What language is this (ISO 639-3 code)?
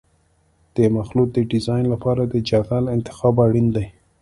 pus